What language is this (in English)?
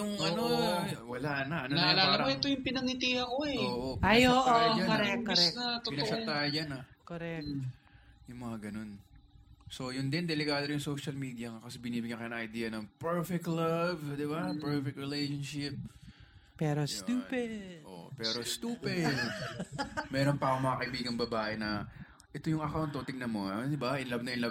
Filipino